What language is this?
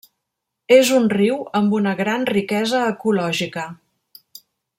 Catalan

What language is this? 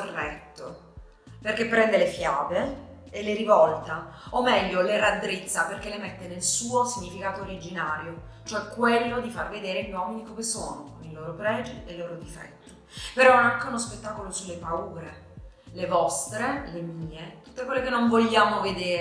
Italian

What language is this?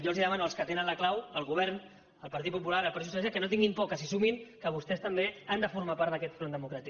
Catalan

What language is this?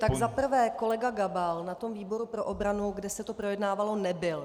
Czech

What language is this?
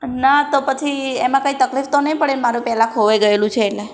Gujarati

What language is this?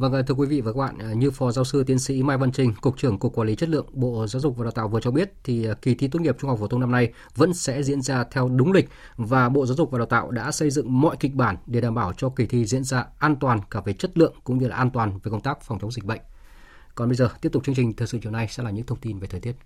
Vietnamese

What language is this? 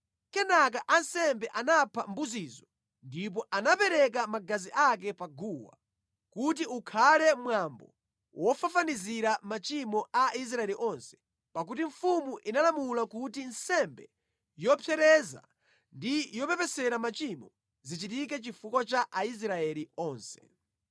Nyanja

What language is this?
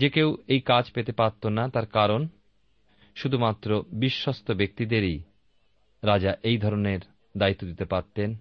Bangla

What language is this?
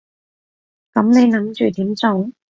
Cantonese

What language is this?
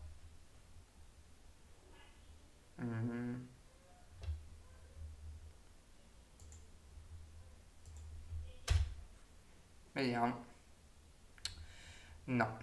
Italian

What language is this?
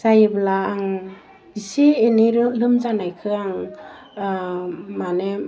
Bodo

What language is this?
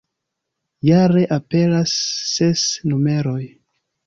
Esperanto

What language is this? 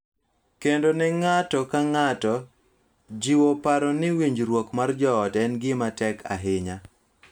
Luo (Kenya and Tanzania)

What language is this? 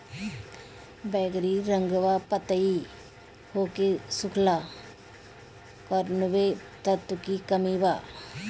Bhojpuri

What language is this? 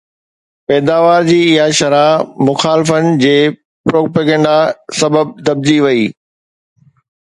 Sindhi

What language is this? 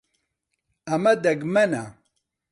Central Kurdish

